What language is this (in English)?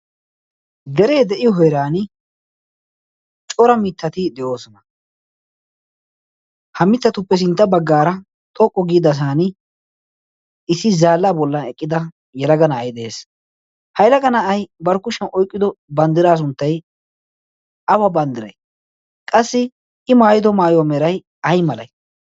Wolaytta